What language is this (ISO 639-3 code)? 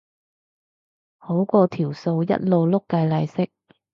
yue